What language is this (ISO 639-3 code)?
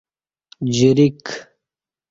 bsh